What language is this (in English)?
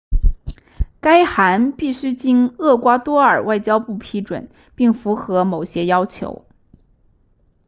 Chinese